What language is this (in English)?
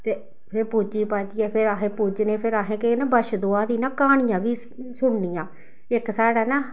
Dogri